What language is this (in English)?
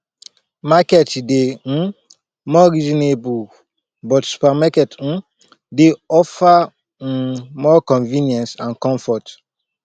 Nigerian Pidgin